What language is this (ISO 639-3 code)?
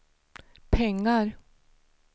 swe